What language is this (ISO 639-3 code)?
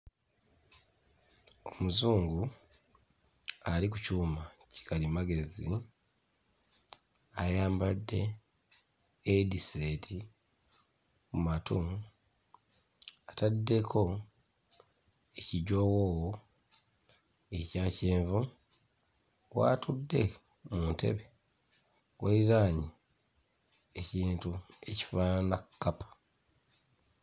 lug